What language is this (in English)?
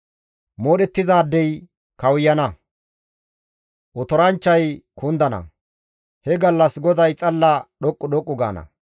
Gamo